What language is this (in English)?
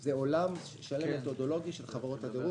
Hebrew